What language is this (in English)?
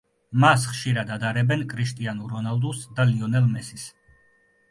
Georgian